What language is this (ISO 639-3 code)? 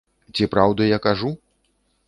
bel